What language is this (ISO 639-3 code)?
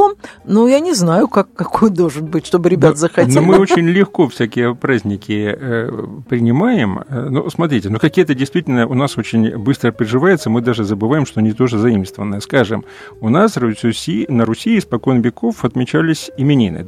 rus